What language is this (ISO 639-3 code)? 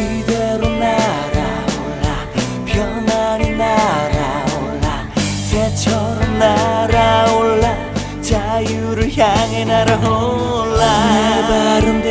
kor